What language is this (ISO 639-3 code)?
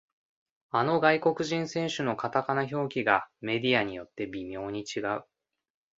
jpn